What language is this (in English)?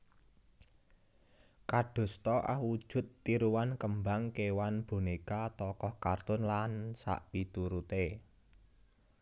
Javanese